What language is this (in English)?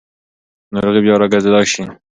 Pashto